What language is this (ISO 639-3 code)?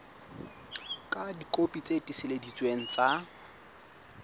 sot